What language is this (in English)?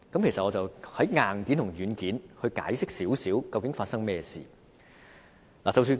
Cantonese